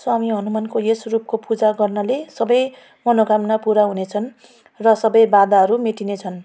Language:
Nepali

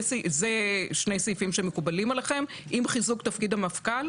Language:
Hebrew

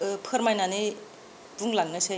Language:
Bodo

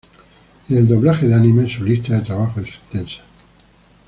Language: Spanish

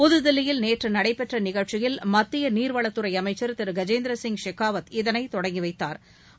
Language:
Tamil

